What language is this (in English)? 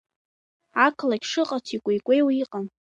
Abkhazian